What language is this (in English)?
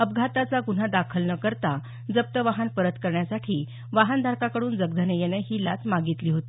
Marathi